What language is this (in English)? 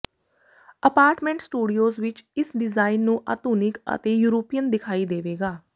Punjabi